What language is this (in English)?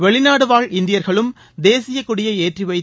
Tamil